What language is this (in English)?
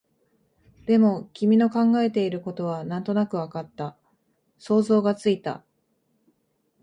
Japanese